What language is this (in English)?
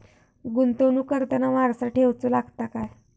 Marathi